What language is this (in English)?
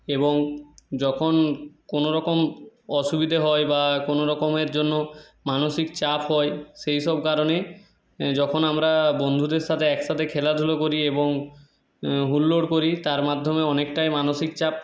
Bangla